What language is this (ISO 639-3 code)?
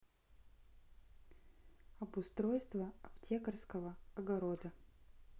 rus